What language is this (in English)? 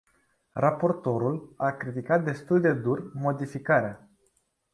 Romanian